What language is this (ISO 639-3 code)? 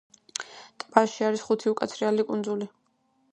kat